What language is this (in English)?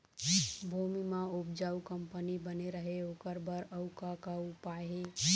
Chhattisgarhi